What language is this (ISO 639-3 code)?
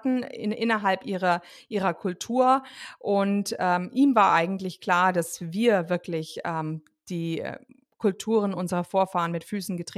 deu